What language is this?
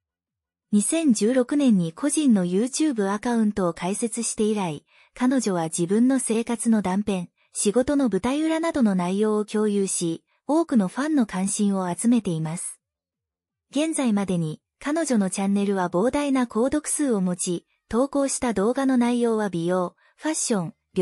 Japanese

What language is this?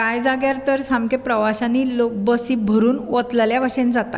Konkani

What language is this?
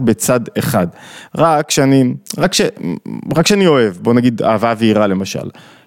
Hebrew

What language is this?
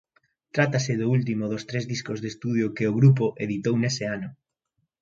Galician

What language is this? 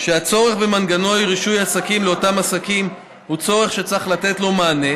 Hebrew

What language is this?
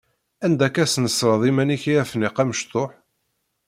Kabyle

